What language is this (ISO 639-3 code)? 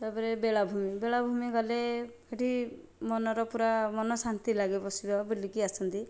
ori